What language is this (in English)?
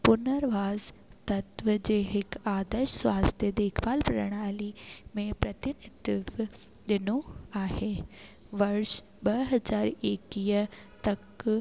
Sindhi